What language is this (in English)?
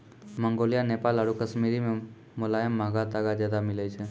Maithili